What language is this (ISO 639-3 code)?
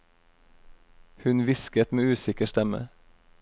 nor